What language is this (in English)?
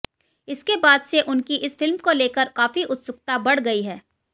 Hindi